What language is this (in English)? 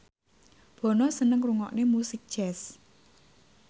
Javanese